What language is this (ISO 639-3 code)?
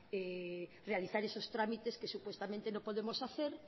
spa